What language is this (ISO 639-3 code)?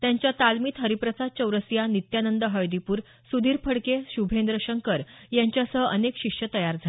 mar